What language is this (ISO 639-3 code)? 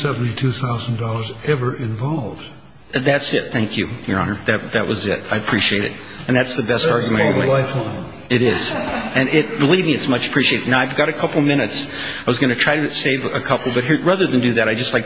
eng